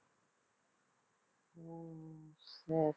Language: Tamil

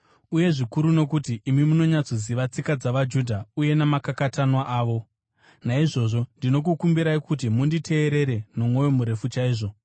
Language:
Shona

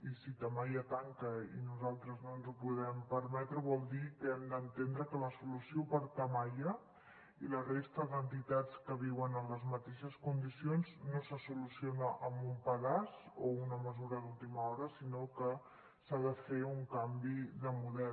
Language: Catalan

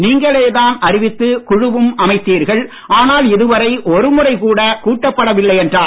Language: Tamil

